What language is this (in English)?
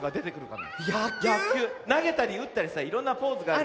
Japanese